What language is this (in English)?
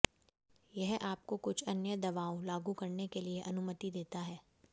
Hindi